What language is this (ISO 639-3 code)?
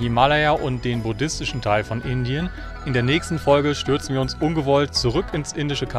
deu